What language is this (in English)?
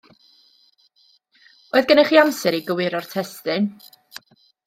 Welsh